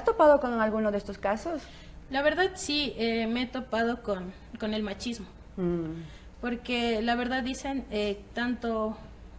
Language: Spanish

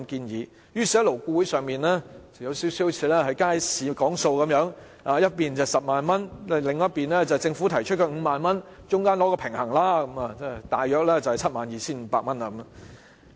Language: Cantonese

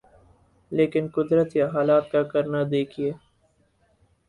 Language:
Urdu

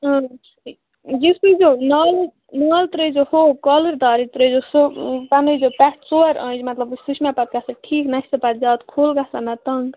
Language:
Kashmiri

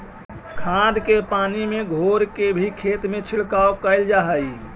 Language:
Magahi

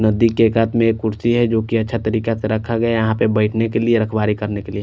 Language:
Hindi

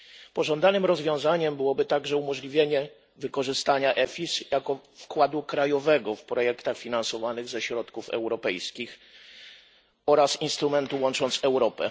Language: Polish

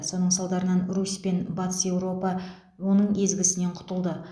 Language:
Kazakh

